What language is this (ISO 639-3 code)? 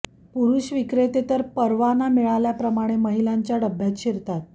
mar